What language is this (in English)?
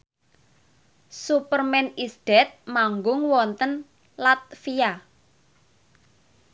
Javanese